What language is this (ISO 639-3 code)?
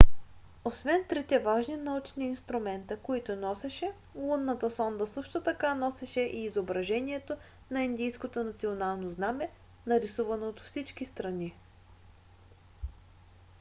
bul